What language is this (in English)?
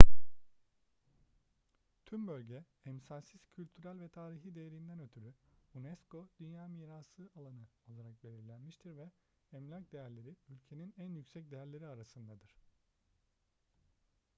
Turkish